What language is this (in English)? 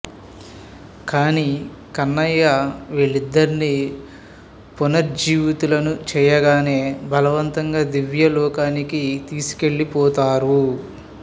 Telugu